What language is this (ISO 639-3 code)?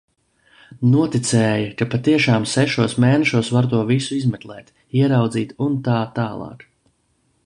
lav